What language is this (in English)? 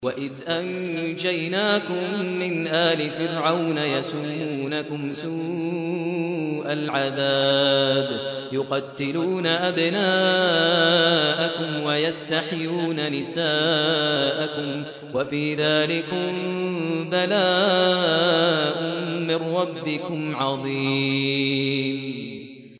Arabic